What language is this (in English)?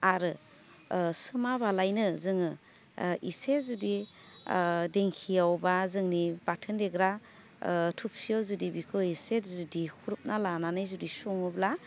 Bodo